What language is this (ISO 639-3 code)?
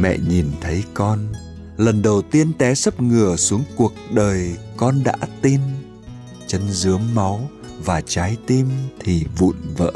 vie